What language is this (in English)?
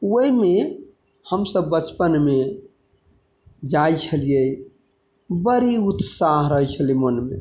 Maithili